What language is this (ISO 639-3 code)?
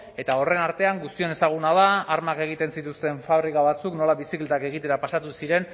eus